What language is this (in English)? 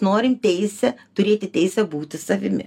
Lithuanian